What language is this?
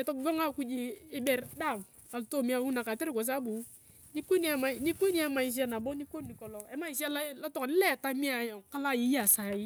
Turkana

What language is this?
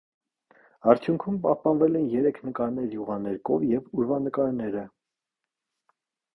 Armenian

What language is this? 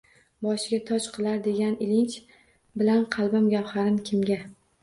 Uzbek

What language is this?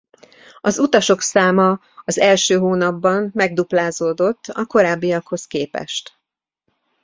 Hungarian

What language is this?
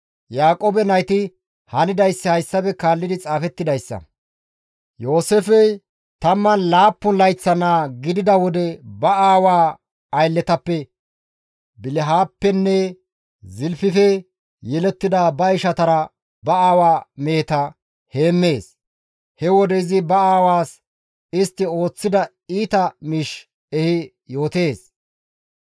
Gamo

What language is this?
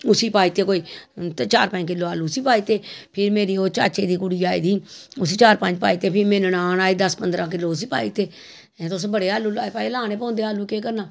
Dogri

